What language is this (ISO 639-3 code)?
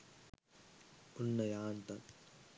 sin